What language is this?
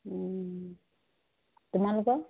Assamese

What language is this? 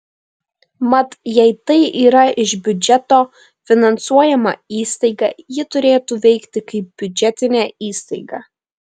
Lithuanian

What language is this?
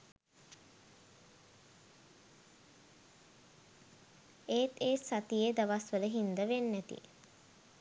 Sinhala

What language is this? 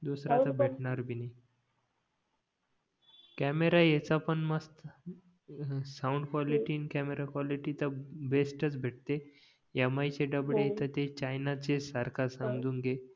Marathi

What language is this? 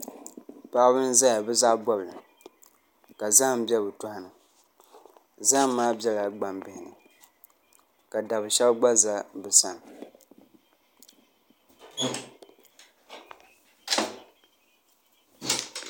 Dagbani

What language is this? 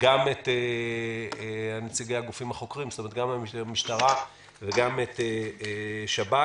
Hebrew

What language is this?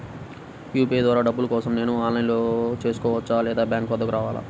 Telugu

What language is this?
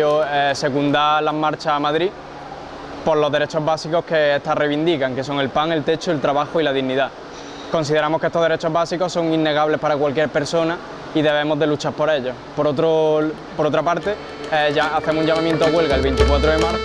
Spanish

